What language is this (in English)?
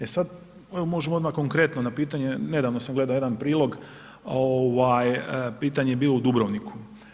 Croatian